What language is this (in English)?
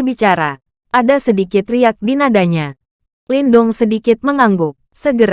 Indonesian